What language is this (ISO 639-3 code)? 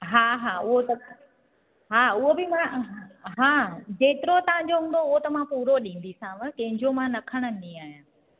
snd